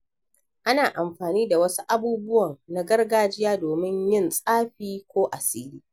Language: Hausa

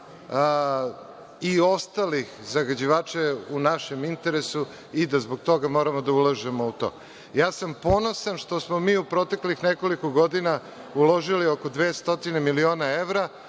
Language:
Serbian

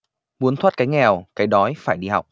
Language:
Vietnamese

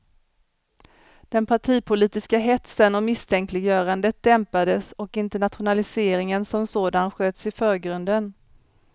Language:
Swedish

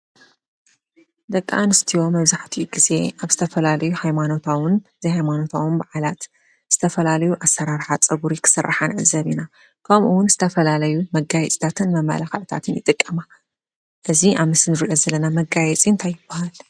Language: Tigrinya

